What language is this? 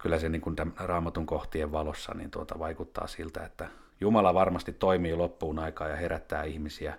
Finnish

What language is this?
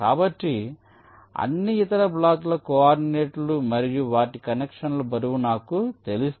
Telugu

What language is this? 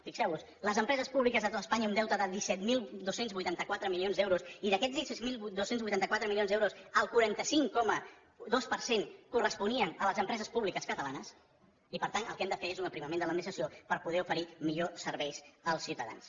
Catalan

